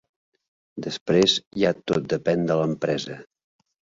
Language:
Catalan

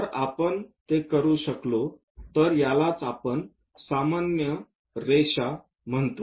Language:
Marathi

